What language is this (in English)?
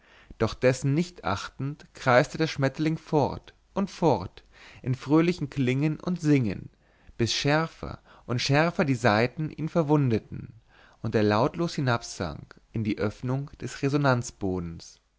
German